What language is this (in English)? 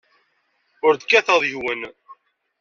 Kabyle